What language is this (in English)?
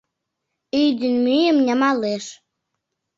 Mari